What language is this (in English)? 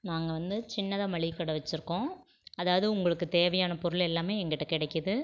Tamil